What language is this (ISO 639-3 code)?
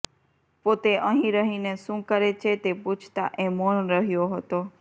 guj